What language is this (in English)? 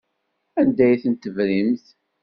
Kabyle